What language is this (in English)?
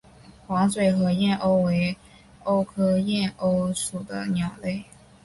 Chinese